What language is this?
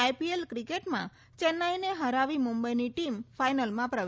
Gujarati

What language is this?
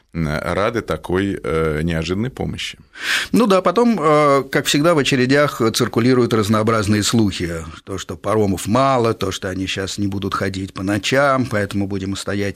Russian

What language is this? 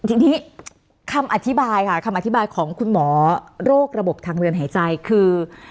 Thai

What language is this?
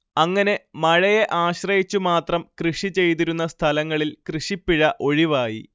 Malayalam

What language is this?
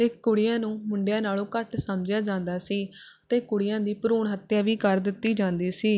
Punjabi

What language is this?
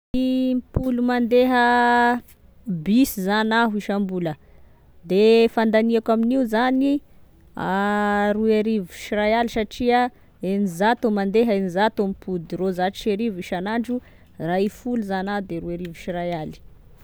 Tesaka Malagasy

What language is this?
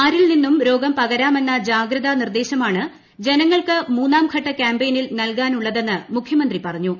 Malayalam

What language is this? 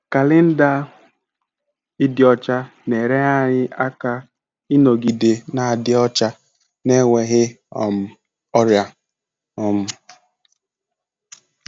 Igbo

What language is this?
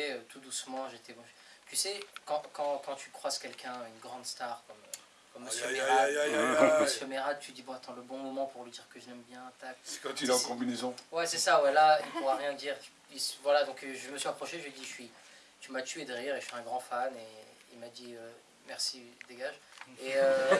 French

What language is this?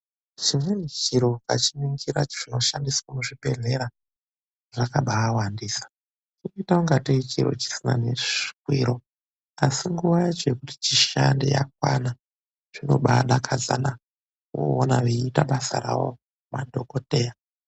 Ndau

